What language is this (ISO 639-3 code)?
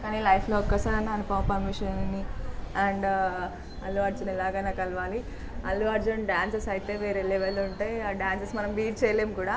tel